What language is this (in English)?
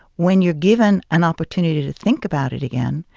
English